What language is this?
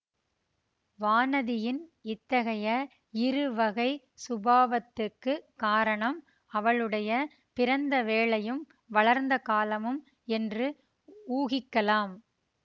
Tamil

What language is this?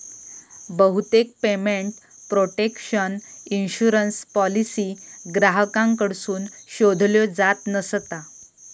Marathi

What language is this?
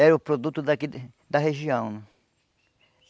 Portuguese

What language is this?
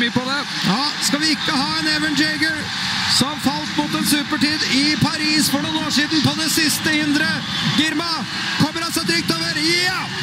Norwegian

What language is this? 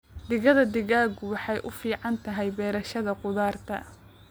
Somali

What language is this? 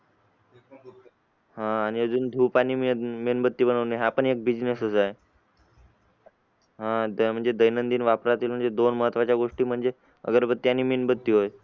Marathi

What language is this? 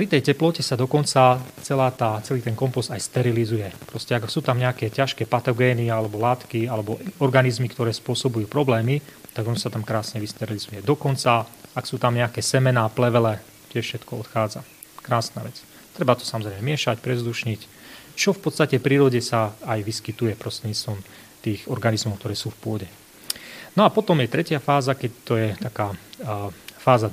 Slovak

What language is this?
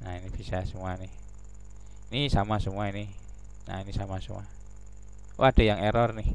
Indonesian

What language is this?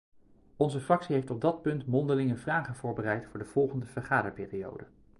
Dutch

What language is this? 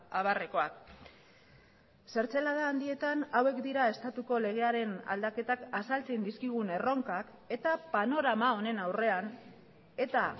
Basque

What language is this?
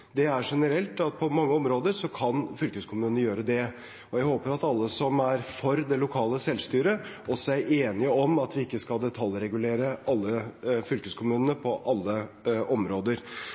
Norwegian Bokmål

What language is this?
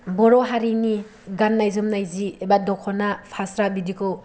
Bodo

